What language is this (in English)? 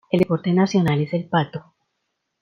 Spanish